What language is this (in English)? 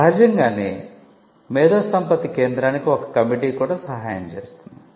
Telugu